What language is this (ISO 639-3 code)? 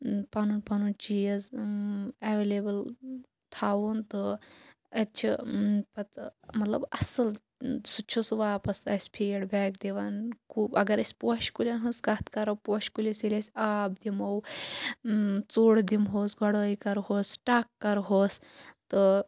kas